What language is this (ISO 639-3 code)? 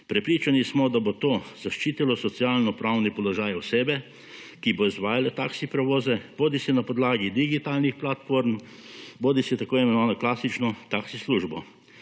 slv